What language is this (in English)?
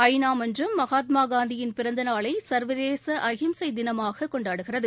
Tamil